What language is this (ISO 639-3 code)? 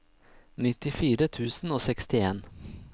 nor